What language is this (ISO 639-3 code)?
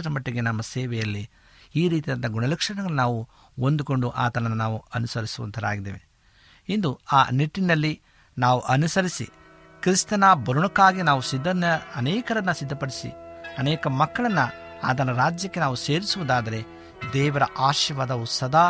kan